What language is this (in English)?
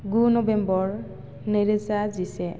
Bodo